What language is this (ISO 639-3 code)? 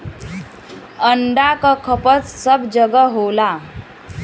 bho